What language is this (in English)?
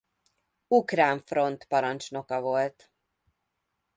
Hungarian